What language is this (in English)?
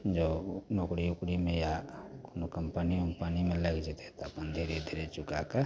Maithili